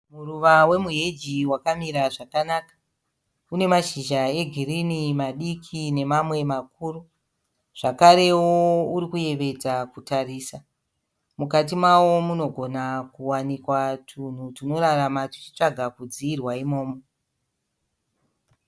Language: Shona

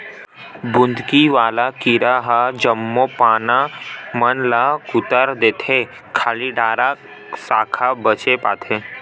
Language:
Chhattisgarhi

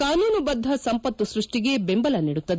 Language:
Kannada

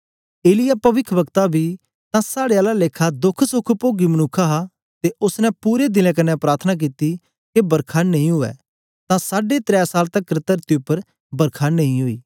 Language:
Dogri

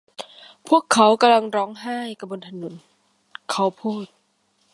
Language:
Thai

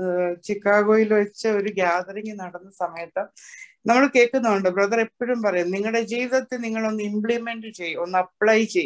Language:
Malayalam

